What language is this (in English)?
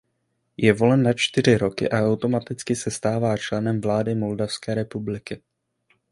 Czech